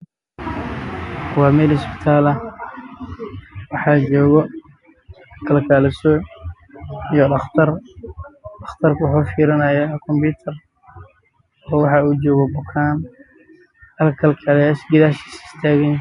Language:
Somali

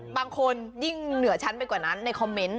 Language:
Thai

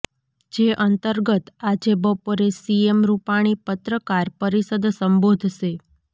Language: Gujarati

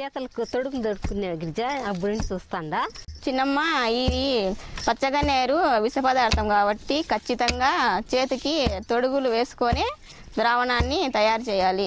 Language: Telugu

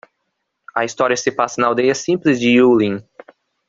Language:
Portuguese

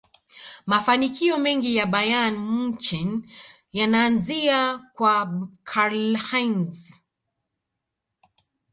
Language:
Swahili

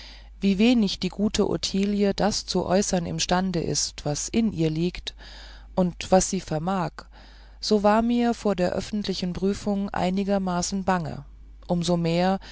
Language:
German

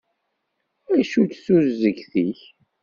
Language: Kabyle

